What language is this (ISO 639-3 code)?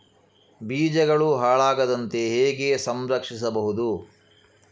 kan